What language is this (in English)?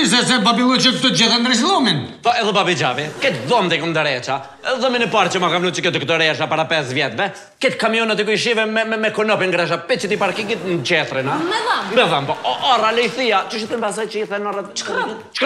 Romanian